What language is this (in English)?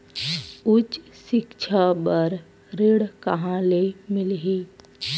Chhattisgarhi